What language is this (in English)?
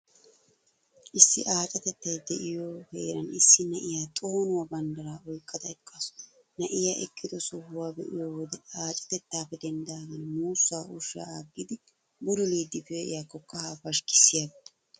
Wolaytta